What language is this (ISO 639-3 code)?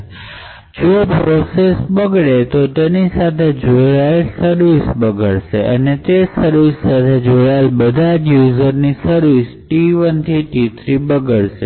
guj